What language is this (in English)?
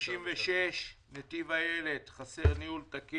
Hebrew